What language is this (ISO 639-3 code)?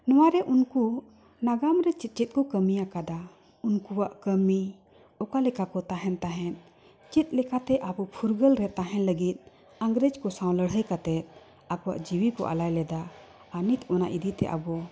sat